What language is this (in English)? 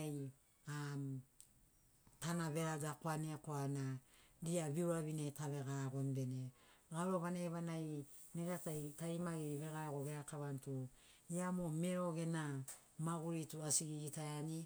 Sinaugoro